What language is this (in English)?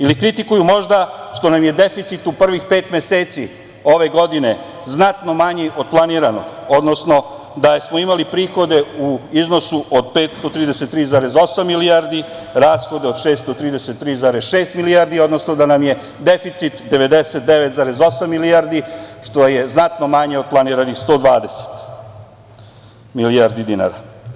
Serbian